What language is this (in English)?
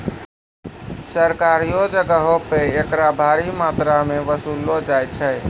Maithili